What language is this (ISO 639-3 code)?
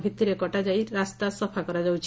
ori